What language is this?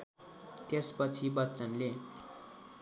Nepali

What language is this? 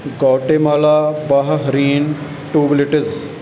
Punjabi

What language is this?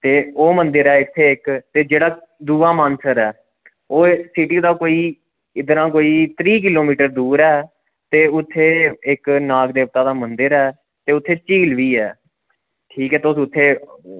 Dogri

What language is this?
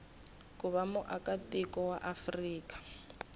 Tsonga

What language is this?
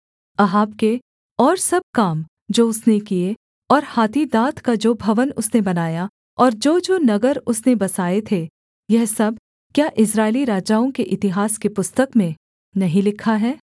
Hindi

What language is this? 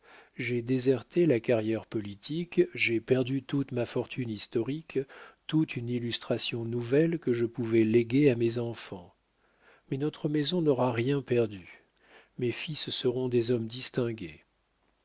French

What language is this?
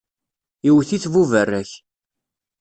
Kabyle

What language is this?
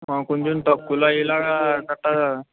Telugu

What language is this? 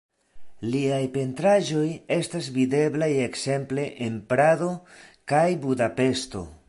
Esperanto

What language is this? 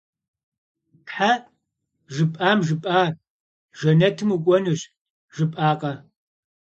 Kabardian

